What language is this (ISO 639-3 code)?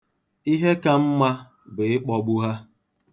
ibo